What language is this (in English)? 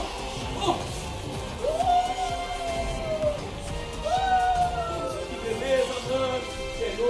Portuguese